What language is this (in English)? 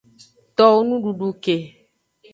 Aja (Benin)